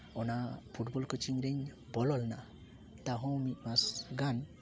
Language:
Santali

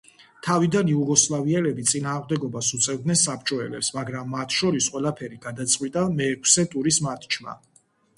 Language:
Georgian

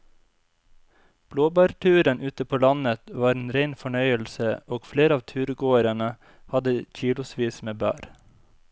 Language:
Norwegian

